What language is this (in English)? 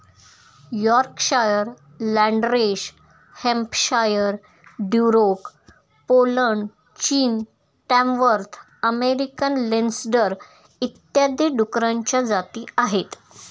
Marathi